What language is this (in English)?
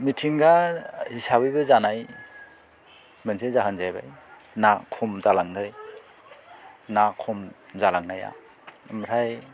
Bodo